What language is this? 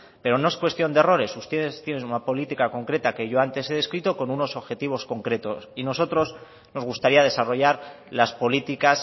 Spanish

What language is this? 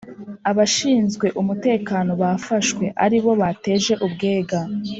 Kinyarwanda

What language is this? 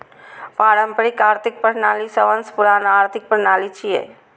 Maithili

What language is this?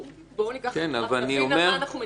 Hebrew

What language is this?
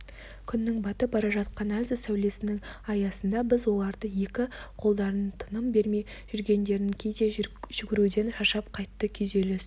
Kazakh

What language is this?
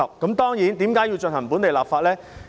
Cantonese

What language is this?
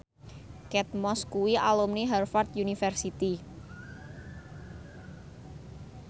Javanese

